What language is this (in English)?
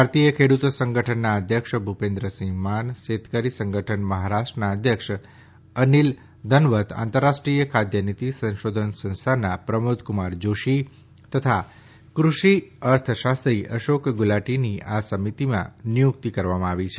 Gujarati